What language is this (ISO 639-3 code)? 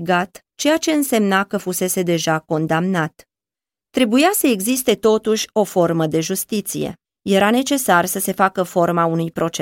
ron